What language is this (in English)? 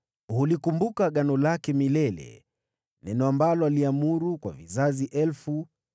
Swahili